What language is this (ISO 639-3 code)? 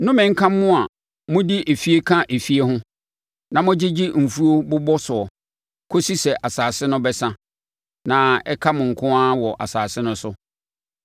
aka